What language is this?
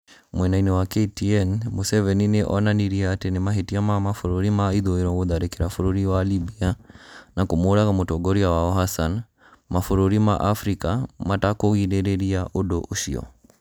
Kikuyu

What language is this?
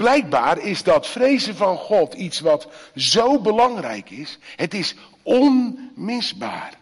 Dutch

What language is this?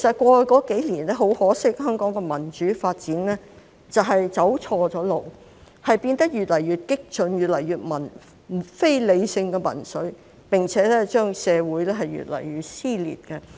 Cantonese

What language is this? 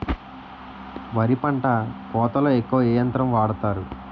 Telugu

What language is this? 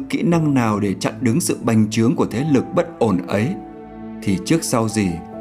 Vietnamese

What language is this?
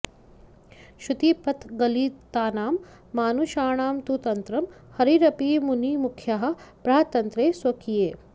Sanskrit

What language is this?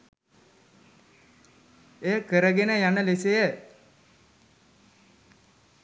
Sinhala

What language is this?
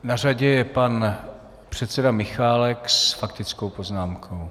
Czech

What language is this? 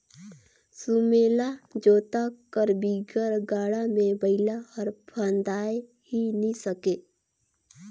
Chhattisgarhi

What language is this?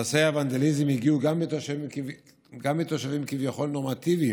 Hebrew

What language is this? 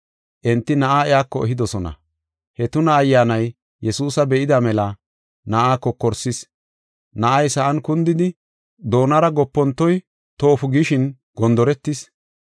Gofa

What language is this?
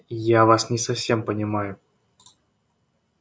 Russian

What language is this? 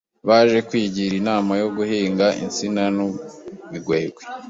Kinyarwanda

